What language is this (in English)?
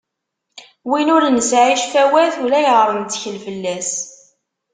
Kabyle